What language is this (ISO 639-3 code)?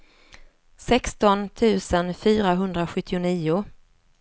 swe